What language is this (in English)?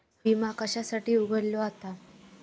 Marathi